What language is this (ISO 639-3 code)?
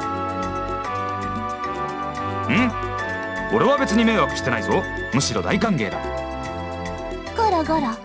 jpn